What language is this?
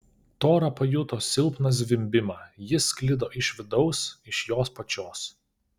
Lithuanian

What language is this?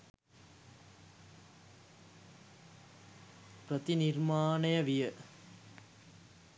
Sinhala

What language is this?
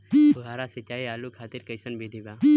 Bhojpuri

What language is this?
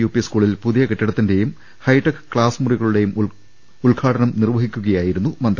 Malayalam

